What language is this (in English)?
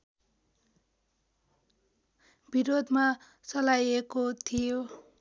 Nepali